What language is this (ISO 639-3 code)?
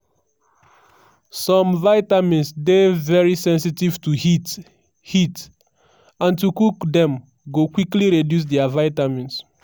pcm